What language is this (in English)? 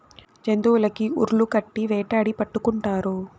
Telugu